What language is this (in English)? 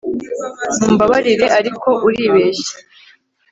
Kinyarwanda